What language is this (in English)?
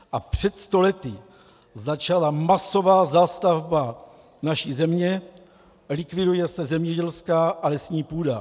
Czech